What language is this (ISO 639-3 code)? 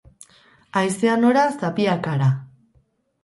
eus